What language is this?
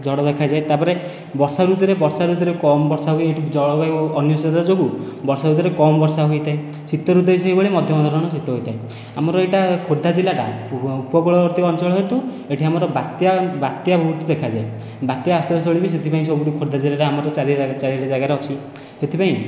Odia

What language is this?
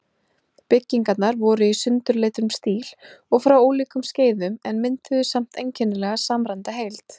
Icelandic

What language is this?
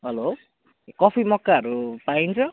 Nepali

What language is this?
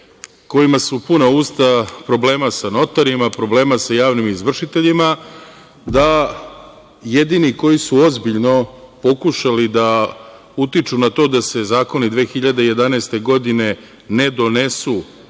Serbian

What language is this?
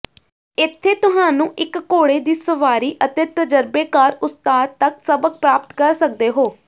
Punjabi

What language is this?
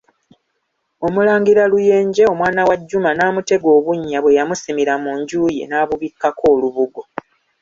Ganda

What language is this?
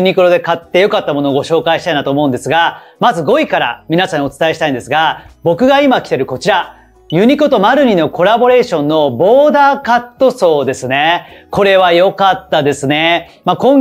Japanese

